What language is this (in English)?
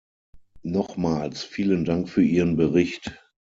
German